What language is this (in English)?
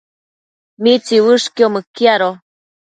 Matsés